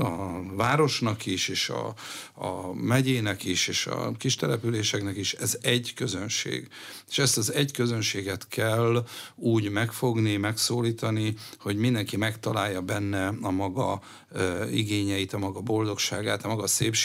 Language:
Hungarian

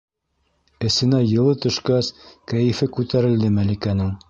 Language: Bashkir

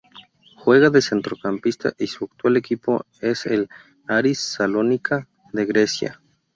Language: Spanish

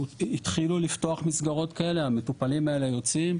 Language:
Hebrew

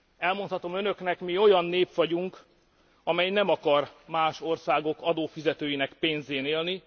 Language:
Hungarian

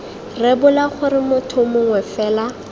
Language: Tswana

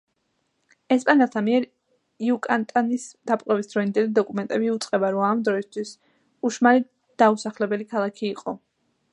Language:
Georgian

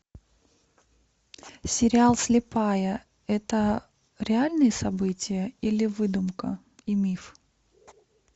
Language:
Russian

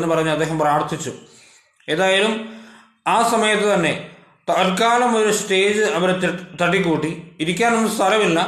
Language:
Malayalam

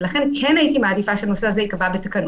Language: Hebrew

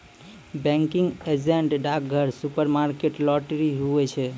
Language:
Maithili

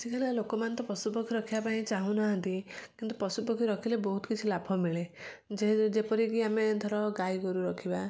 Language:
Odia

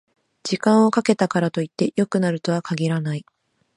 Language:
Japanese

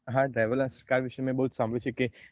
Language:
Gujarati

